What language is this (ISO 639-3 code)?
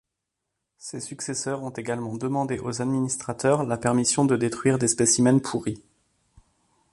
fra